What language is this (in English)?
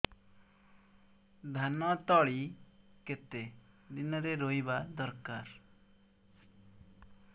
Odia